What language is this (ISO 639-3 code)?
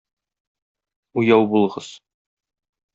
tat